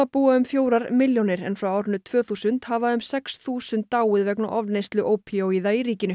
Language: Icelandic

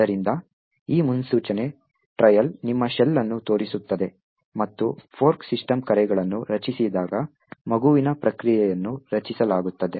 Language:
Kannada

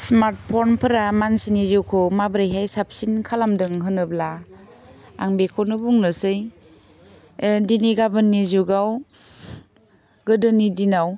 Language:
Bodo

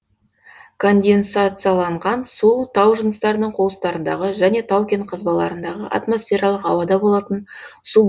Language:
Kazakh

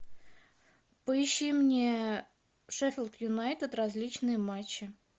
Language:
Russian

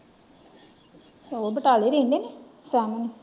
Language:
Punjabi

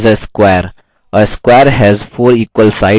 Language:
Hindi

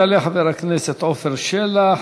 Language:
Hebrew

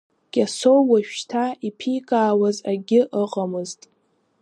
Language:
Abkhazian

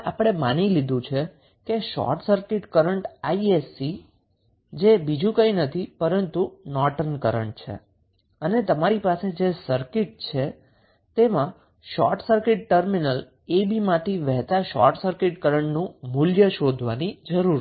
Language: Gujarati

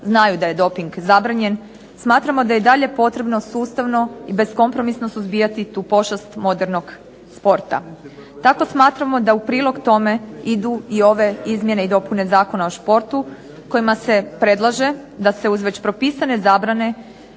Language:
Croatian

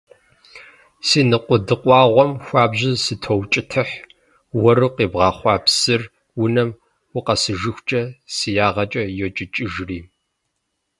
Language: Kabardian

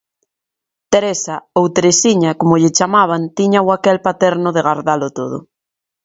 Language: Galician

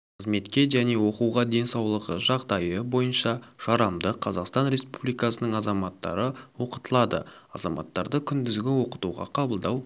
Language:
Kazakh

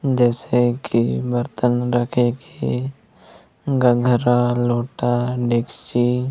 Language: Chhattisgarhi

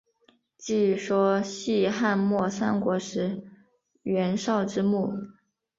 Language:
Chinese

